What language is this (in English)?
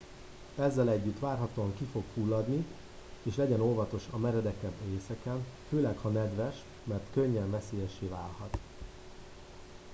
Hungarian